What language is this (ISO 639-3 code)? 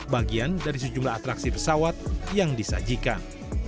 ind